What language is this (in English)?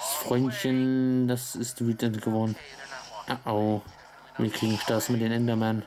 German